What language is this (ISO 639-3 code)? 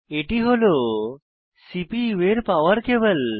ben